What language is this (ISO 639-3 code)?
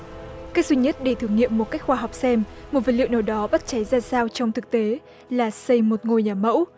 vie